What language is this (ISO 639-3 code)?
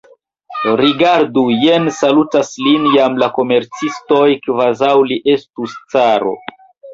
epo